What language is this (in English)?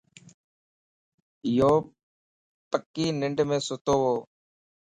Lasi